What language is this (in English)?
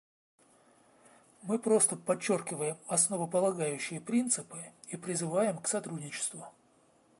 Russian